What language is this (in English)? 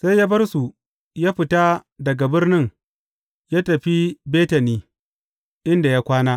Hausa